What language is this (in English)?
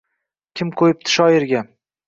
Uzbek